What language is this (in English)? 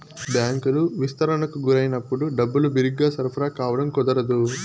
Telugu